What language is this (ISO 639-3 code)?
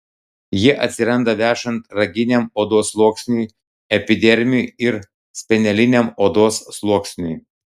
lit